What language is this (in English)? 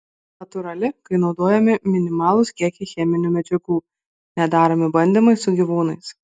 Lithuanian